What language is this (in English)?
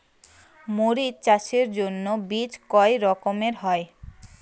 Bangla